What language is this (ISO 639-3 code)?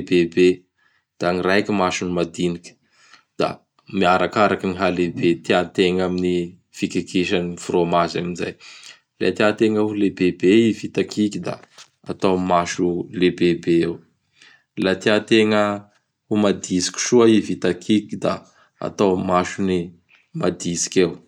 bhr